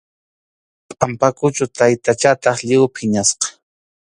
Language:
Arequipa-La Unión Quechua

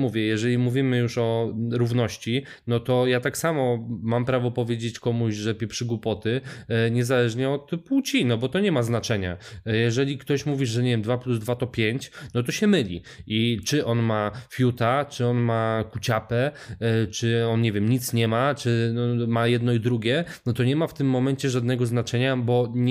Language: Polish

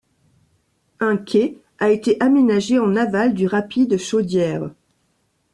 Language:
French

